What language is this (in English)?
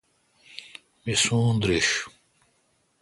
Kalkoti